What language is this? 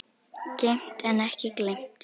Icelandic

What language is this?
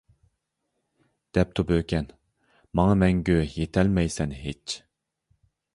Uyghur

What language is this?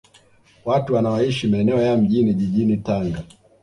Swahili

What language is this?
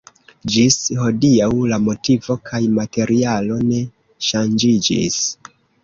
Esperanto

